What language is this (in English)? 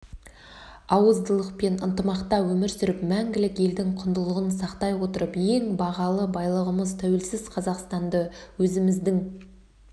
Kazakh